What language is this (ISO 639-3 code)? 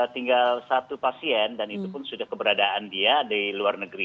ind